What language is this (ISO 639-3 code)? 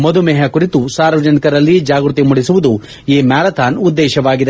kan